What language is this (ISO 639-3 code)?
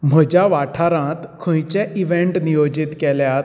kok